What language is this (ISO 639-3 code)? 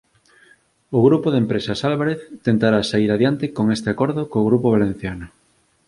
glg